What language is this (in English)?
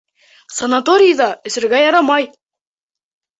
Bashkir